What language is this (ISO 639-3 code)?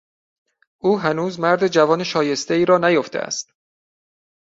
fas